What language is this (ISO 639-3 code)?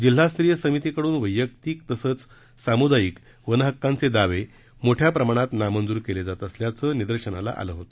mar